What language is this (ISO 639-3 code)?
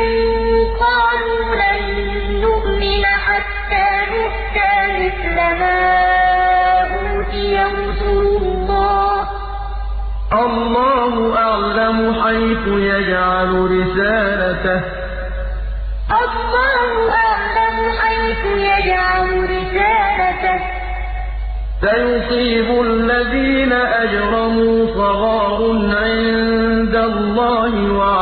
ara